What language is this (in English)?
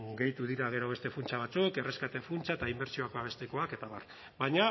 Basque